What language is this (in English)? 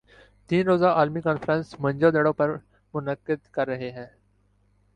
Urdu